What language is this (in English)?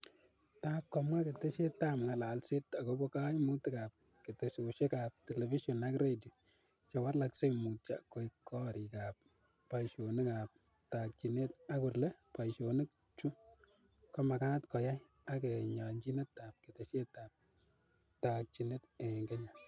Kalenjin